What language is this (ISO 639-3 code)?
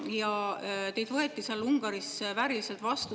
est